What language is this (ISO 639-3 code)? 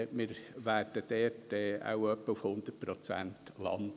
gsw